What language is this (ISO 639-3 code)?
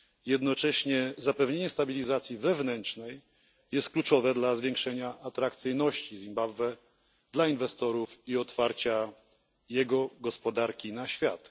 pol